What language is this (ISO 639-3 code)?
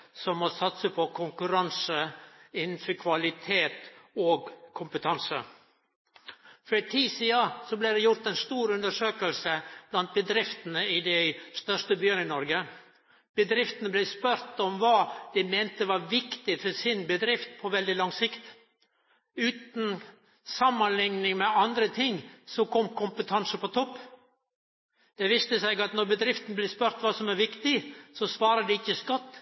nno